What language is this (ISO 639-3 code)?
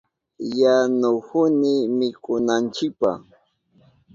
qup